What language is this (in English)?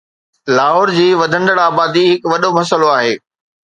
Sindhi